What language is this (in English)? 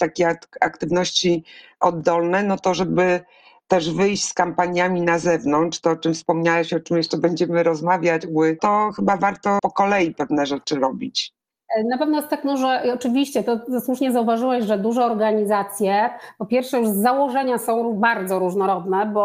Polish